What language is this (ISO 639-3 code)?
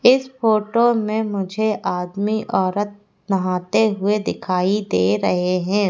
hin